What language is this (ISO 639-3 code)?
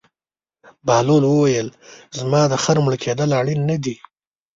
pus